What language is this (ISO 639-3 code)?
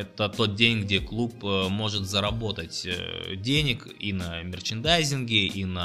rus